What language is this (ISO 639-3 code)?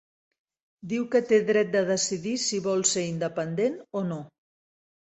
cat